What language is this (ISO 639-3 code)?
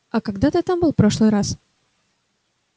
rus